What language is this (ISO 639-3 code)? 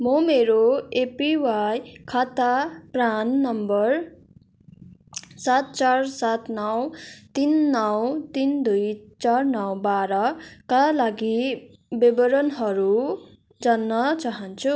nep